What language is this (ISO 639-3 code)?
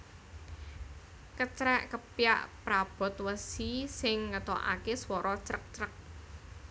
jav